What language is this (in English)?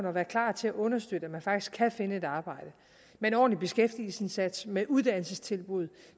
Danish